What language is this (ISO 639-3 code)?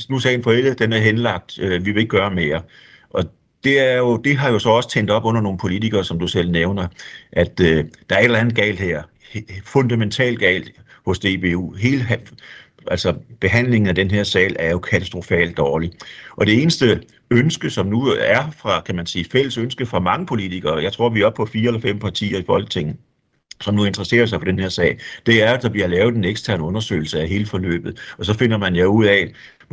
dan